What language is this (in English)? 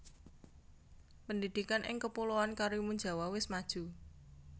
Javanese